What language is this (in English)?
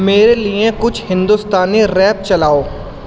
Urdu